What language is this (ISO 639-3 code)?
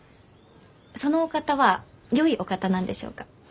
jpn